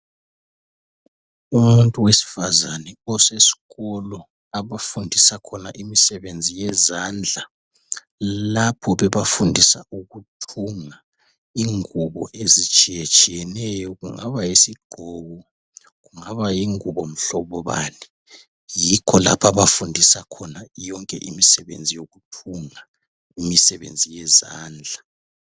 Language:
North Ndebele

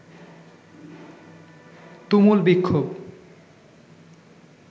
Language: Bangla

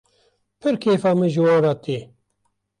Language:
Kurdish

